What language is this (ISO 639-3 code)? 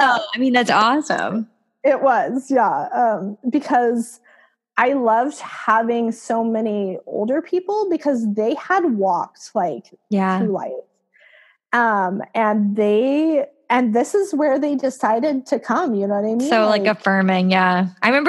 eng